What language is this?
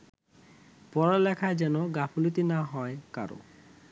Bangla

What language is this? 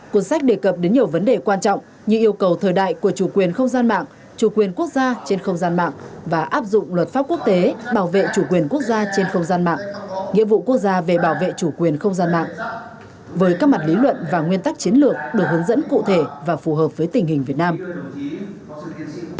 Vietnamese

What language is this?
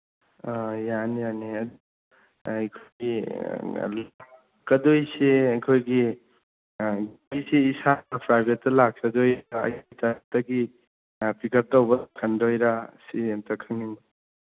Manipuri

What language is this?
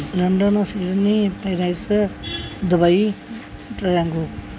Punjabi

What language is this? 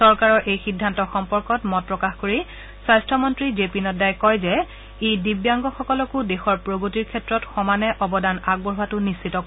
Assamese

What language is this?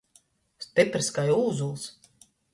Latgalian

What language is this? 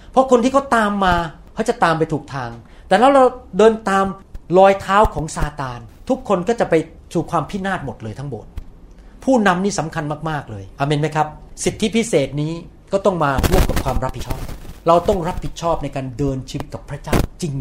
Thai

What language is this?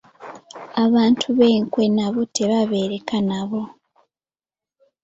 Ganda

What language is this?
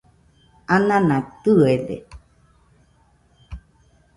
Nüpode Huitoto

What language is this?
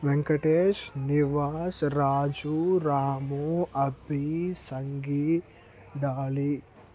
Telugu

